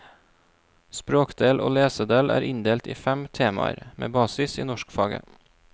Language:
Norwegian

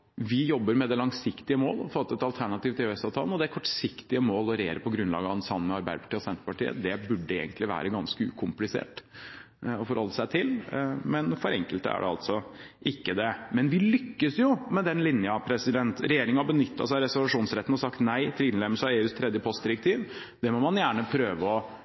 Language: Norwegian Bokmål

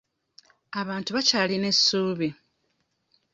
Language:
Ganda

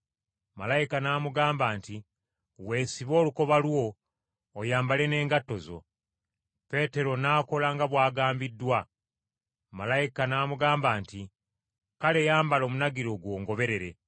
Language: Ganda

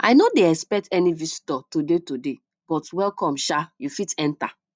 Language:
Nigerian Pidgin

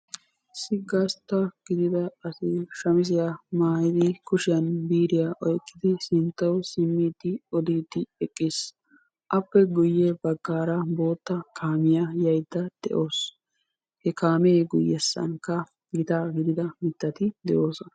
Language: Wolaytta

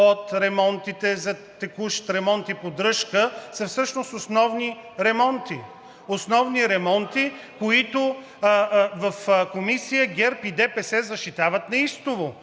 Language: Bulgarian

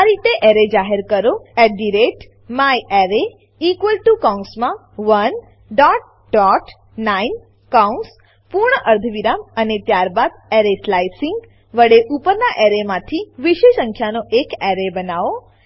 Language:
Gujarati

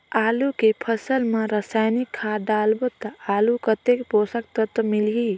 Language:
Chhattisgarhi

